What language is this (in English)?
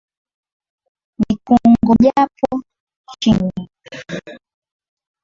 Swahili